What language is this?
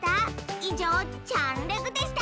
Japanese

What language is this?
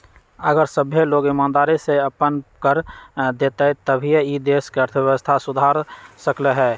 Magahi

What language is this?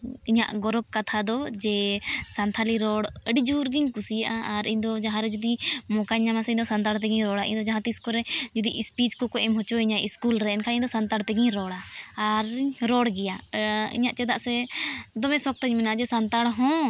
Santali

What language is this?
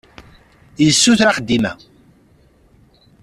Kabyle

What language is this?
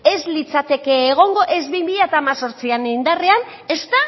Basque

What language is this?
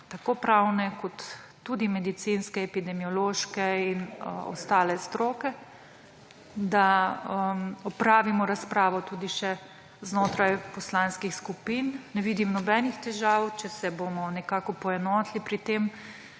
Slovenian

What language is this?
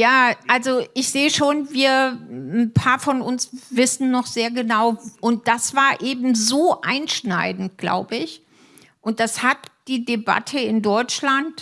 German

